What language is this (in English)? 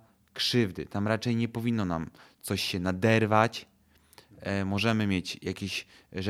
Polish